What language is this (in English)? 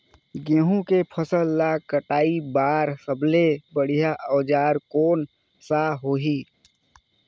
Chhattisgarhi